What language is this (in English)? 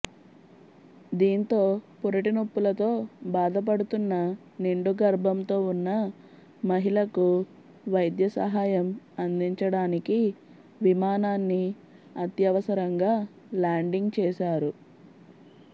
Telugu